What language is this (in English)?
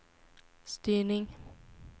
Swedish